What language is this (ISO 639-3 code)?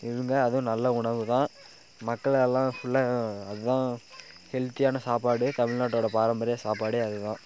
tam